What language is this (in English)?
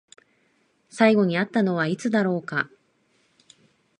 Japanese